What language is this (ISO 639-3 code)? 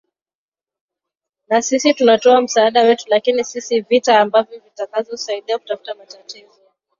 swa